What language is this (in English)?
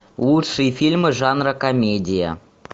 Russian